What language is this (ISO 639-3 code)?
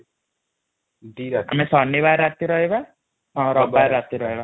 ori